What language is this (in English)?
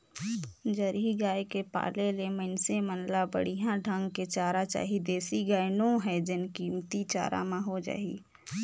Chhattisgarhi